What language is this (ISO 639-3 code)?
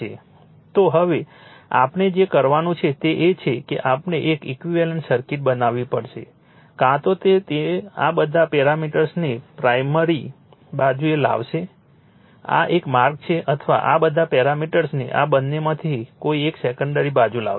guj